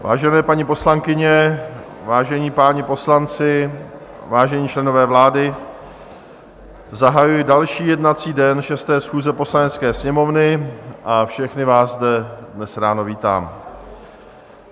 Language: Czech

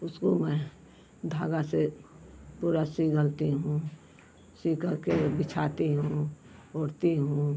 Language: Hindi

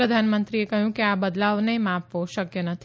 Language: Gujarati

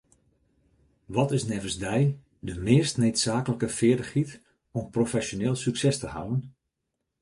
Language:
Western Frisian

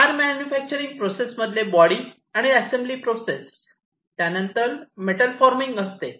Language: Marathi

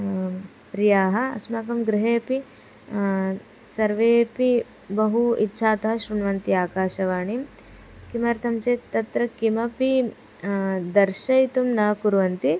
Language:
Sanskrit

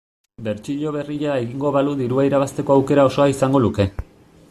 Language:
Basque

